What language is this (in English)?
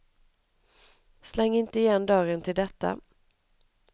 Swedish